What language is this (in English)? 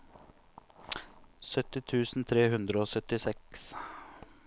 Norwegian